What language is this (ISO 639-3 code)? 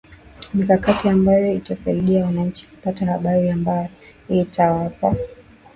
swa